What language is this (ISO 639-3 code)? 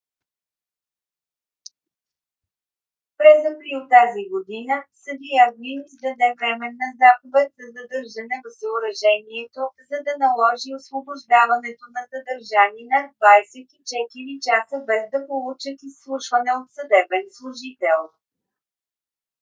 bul